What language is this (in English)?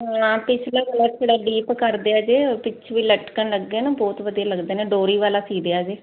Punjabi